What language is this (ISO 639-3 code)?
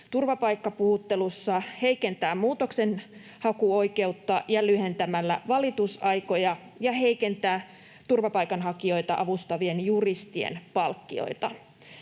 fin